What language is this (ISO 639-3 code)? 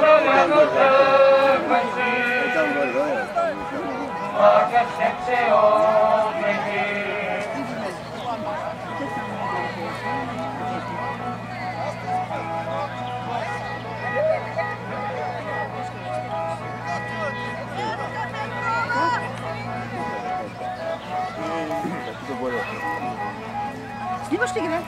ell